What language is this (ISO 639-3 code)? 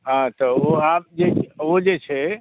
mai